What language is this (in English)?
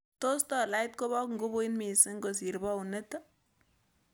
Kalenjin